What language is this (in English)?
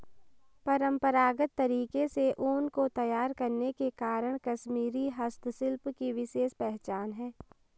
Hindi